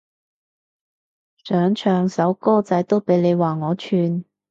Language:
Cantonese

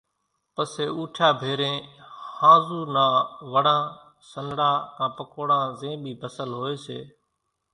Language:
Kachi Koli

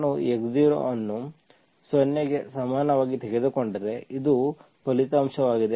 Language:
Kannada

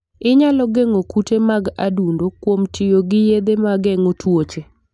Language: Luo (Kenya and Tanzania)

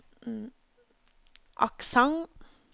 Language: Norwegian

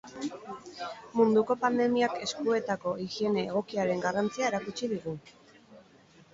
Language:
Basque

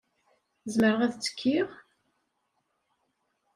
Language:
Kabyle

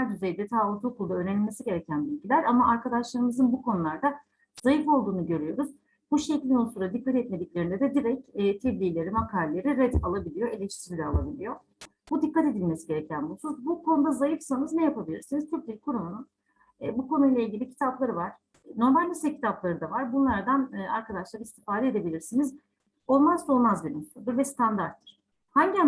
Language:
Turkish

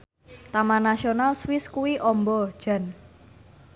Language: Javanese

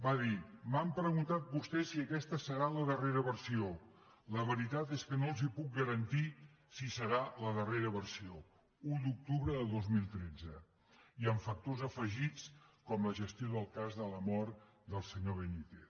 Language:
Catalan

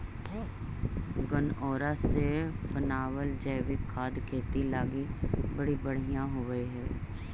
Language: Magahi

